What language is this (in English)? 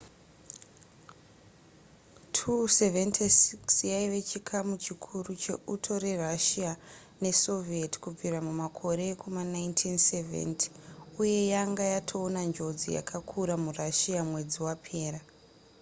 Shona